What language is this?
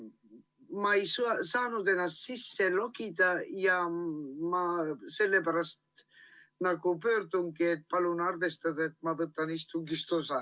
Estonian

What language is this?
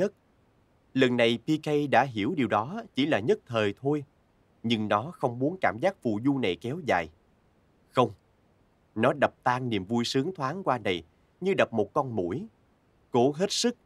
Vietnamese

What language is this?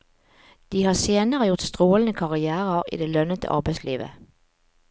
Norwegian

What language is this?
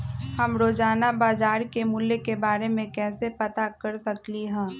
Magahi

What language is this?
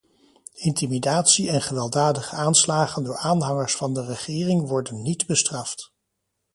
Dutch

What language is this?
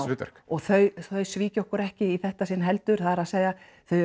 Icelandic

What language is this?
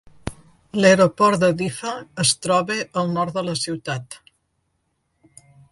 Catalan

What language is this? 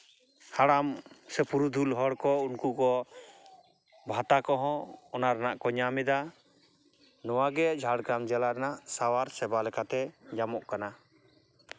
Santali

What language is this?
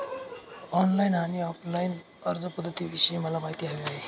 Marathi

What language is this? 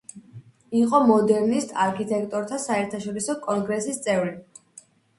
Georgian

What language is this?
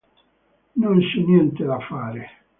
Italian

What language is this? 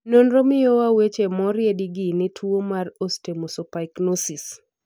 Luo (Kenya and Tanzania)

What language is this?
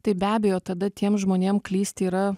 Lithuanian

